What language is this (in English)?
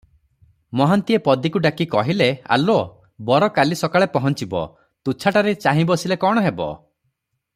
Odia